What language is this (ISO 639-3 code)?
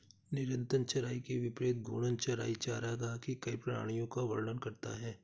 hin